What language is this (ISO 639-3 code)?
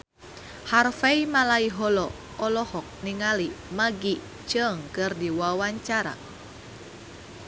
sun